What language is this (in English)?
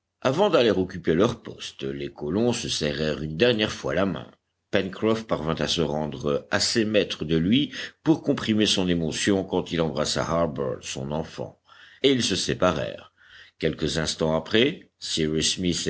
French